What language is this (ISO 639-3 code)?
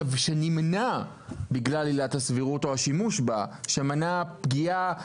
heb